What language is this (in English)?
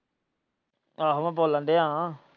Punjabi